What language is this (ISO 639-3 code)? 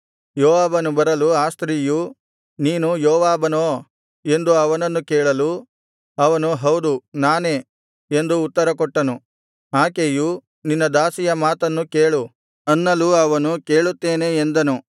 kan